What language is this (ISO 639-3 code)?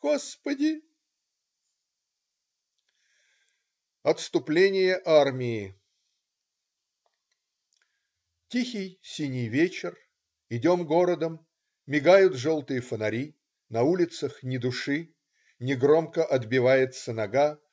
rus